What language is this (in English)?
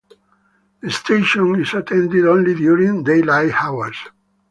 English